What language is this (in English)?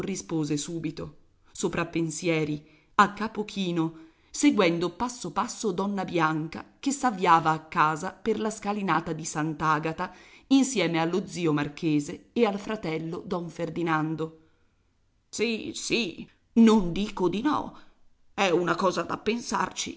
Italian